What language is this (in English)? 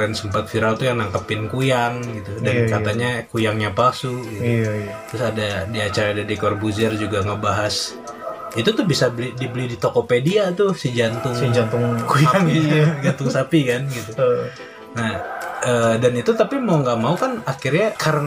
Indonesian